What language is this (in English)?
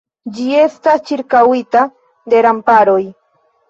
Esperanto